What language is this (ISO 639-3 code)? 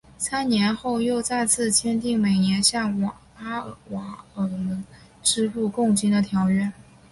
zho